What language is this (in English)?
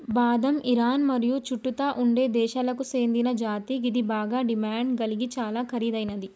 Telugu